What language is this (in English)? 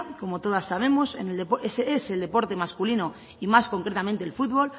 Spanish